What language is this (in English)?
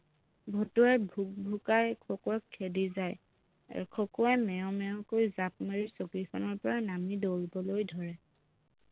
Assamese